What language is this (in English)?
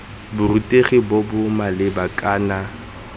Tswana